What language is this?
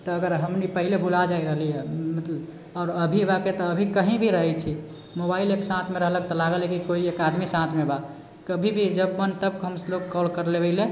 Maithili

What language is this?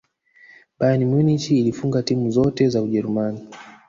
Swahili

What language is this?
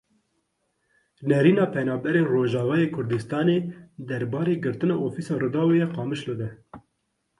Kurdish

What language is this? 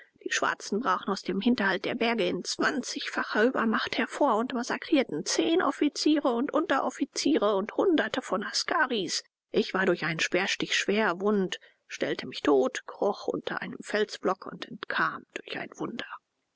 German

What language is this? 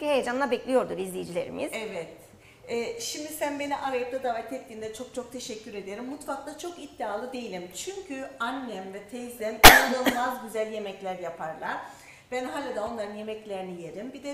Turkish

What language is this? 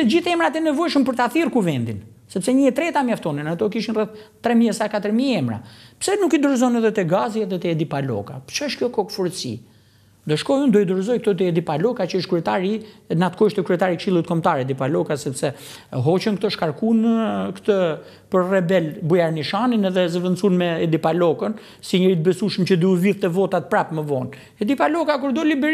Romanian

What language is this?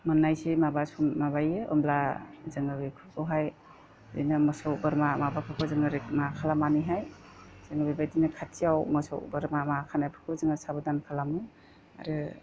Bodo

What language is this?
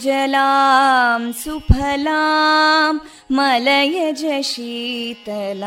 Kannada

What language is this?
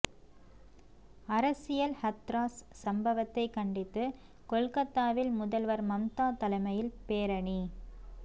Tamil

